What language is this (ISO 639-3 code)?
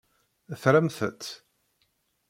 kab